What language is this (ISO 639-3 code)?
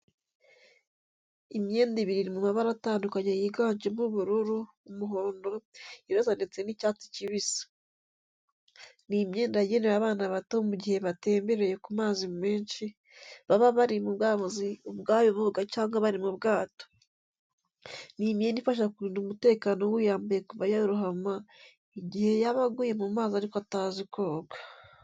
kin